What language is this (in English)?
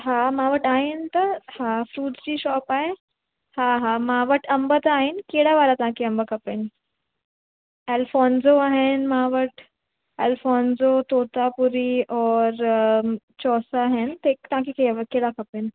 Sindhi